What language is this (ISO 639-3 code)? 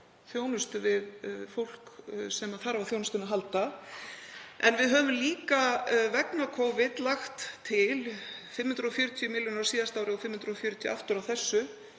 isl